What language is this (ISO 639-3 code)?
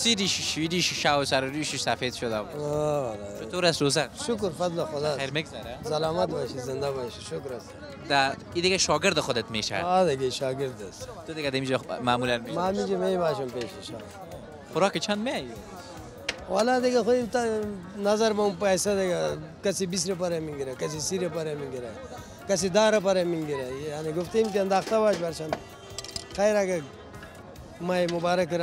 ara